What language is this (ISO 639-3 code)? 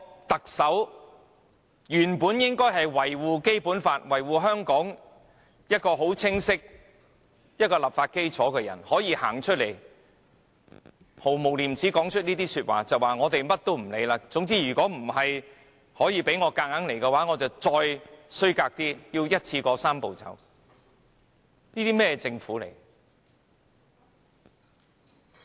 yue